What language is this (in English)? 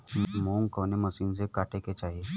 Bhojpuri